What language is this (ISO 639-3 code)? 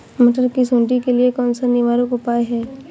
hin